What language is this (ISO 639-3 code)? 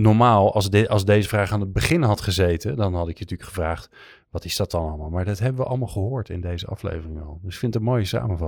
nld